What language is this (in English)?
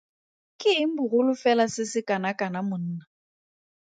Tswana